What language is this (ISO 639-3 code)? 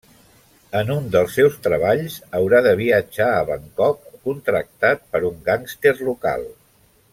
cat